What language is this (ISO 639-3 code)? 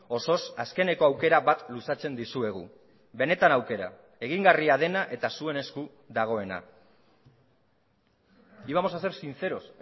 eus